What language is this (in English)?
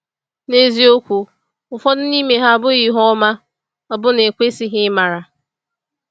Igbo